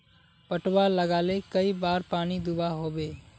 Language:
Magahi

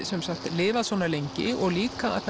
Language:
Icelandic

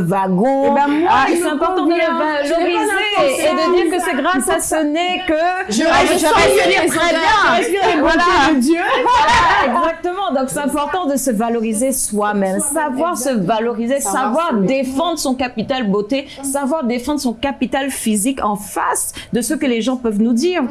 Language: French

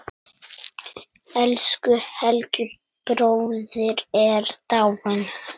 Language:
Icelandic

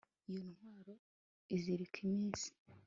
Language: Kinyarwanda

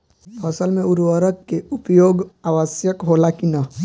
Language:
Bhojpuri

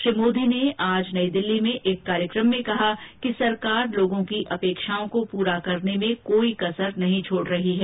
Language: Hindi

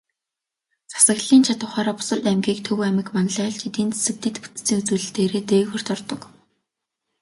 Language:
Mongolian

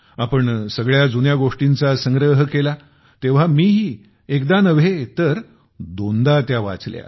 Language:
Marathi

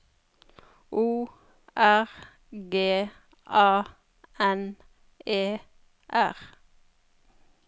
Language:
Norwegian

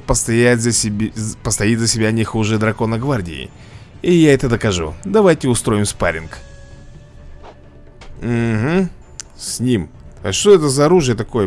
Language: Russian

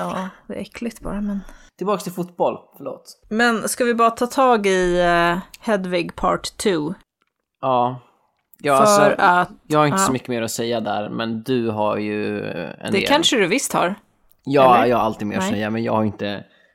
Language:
Swedish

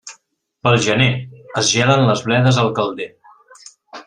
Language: Catalan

